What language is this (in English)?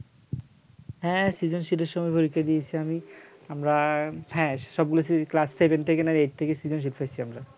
Bangla